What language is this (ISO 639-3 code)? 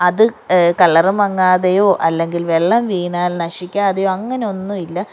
mal